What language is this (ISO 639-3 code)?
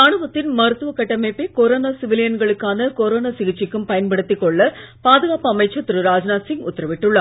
tam